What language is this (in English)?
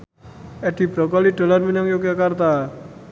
Javanese